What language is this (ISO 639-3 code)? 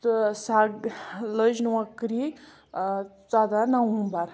kas